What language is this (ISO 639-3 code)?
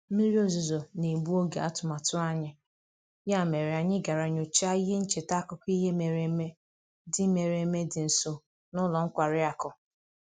ibo